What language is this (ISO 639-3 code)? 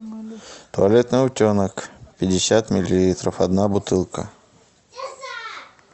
rus